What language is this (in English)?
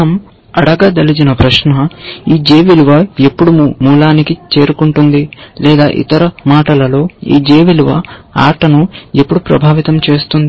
Telugu